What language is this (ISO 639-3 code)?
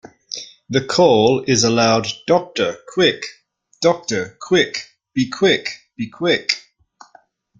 eng